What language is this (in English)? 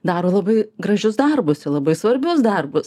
Lithuanian